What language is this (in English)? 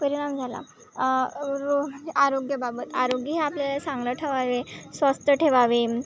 Marathi